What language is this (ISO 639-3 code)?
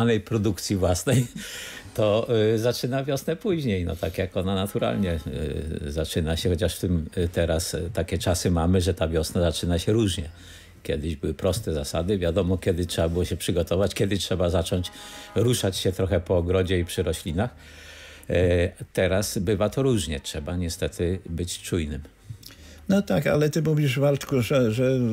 pol